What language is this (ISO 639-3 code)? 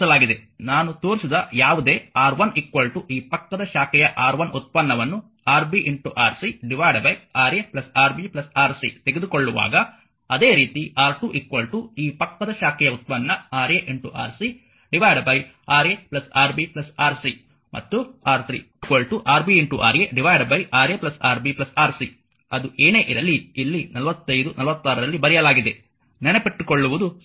kan